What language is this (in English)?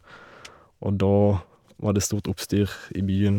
Norwegian